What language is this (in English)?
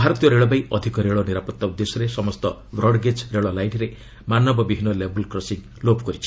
Odia